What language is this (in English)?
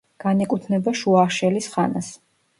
Georgian